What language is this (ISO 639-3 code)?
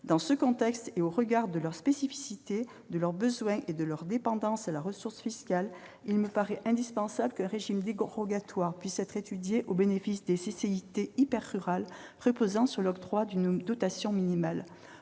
fra